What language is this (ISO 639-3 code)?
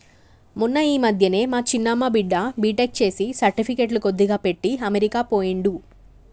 tel